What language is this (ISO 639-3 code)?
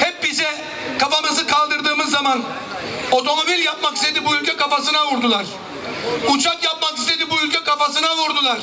tur